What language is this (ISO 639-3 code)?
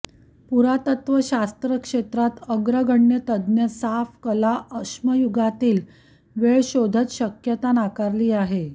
mar